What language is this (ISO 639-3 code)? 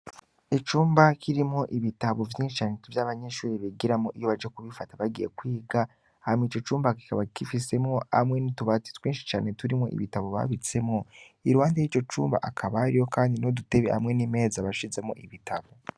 run